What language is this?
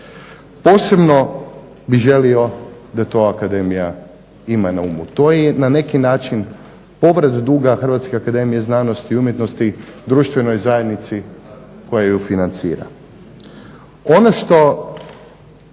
Croatian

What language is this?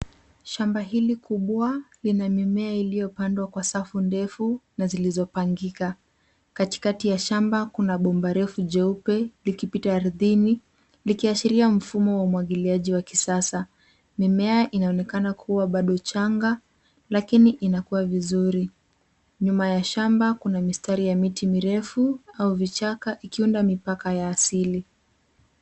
Swahili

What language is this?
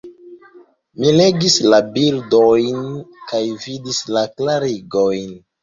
Esperanto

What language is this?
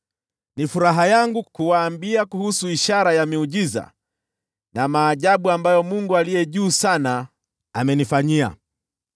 Swahili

